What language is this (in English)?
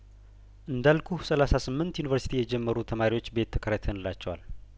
Amharic